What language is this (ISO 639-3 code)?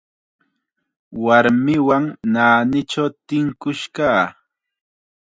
qxa